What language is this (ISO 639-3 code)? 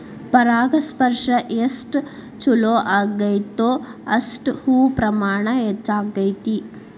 kan